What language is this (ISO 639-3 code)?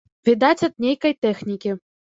bel